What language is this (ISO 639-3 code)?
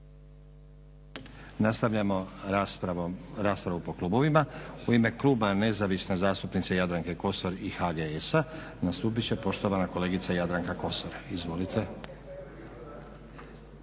hrv